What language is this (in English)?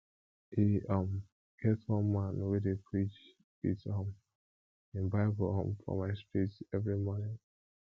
Nigerian Pidgin